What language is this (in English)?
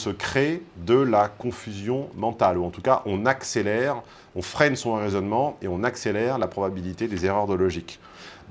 French